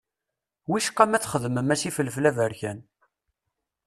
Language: Kabyle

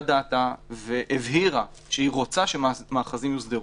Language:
Hebrew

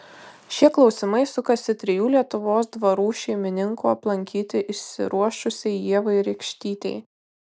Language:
Lithuanian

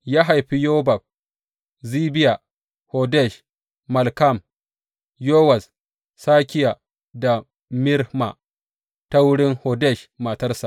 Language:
Hausa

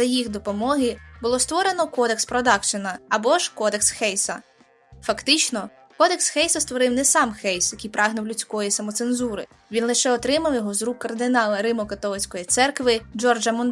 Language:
Ukrainian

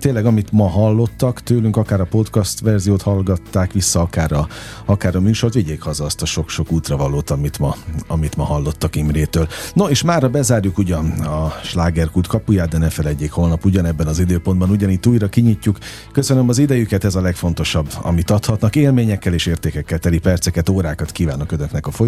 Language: Hungarian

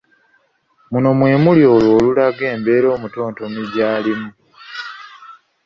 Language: Ganda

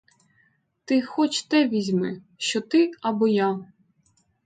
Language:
Ukrainian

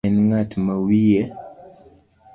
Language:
Luo (Kenya and Tanzania)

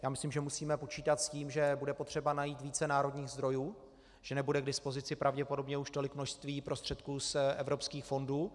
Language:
Czech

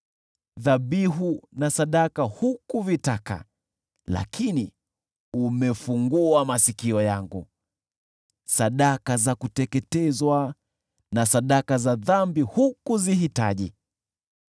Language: Swahili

